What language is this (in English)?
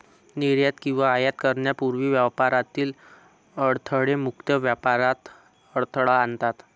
Marathi